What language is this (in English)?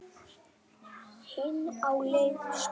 Icelandic